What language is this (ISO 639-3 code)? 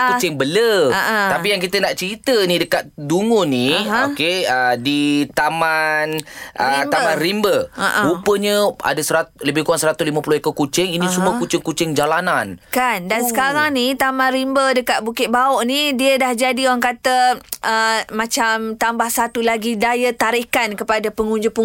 msa